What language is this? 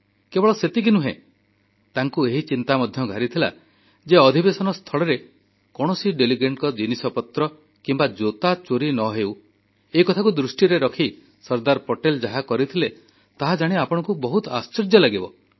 Odia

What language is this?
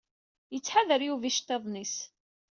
Kabyle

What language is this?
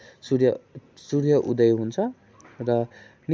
Nepali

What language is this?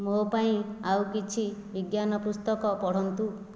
Odia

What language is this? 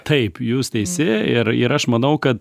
Lithuanian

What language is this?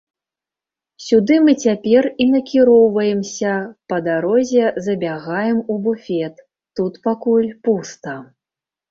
Belarusian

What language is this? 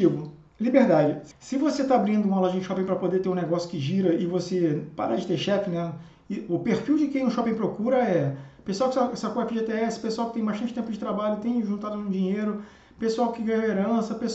Portuguese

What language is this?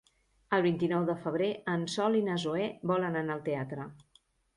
Catalan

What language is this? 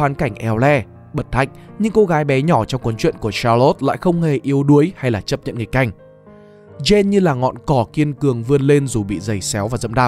Vietnamese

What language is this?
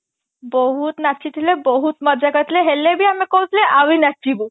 Odia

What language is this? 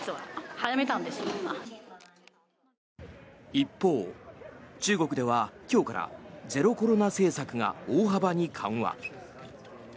Japanese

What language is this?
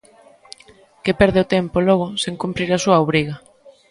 Galician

